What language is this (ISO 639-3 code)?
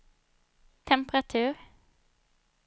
swe